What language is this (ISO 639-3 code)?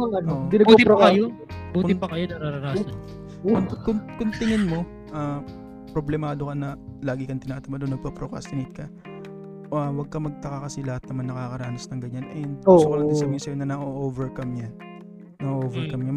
fil